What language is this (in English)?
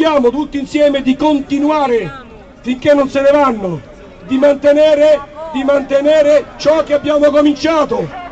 Italian